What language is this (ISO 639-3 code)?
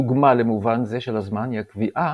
heb